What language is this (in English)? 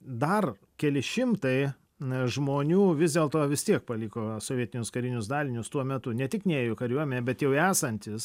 Lithuanian